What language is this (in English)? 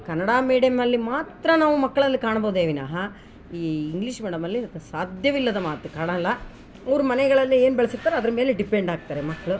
Kannada